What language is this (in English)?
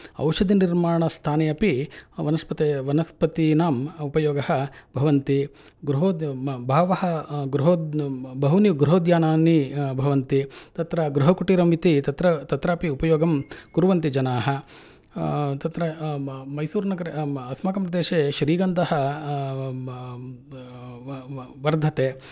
Sanskrit